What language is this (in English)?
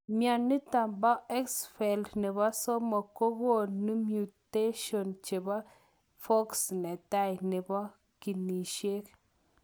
Kalenjin